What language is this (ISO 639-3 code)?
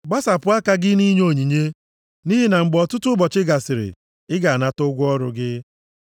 ibo